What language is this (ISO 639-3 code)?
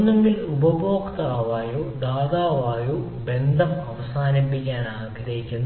mal